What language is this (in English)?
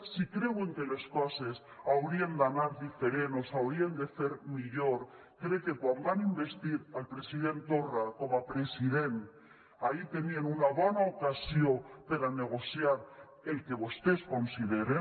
Catalan